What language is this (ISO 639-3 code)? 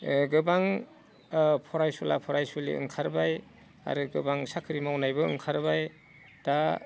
brx